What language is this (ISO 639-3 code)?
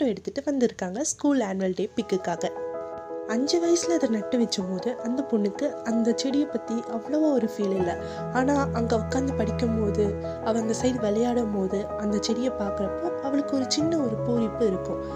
tam